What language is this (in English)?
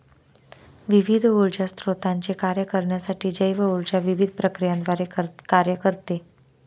Marathi